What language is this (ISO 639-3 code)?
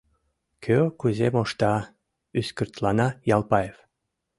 chm